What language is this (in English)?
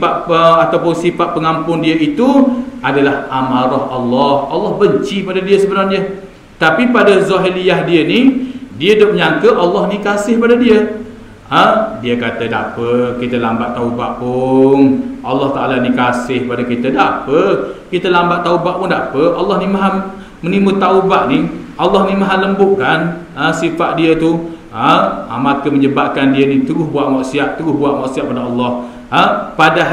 Malay